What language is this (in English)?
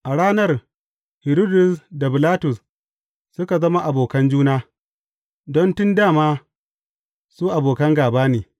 Hausa